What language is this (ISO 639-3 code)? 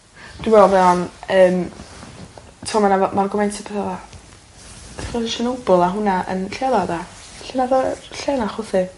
cym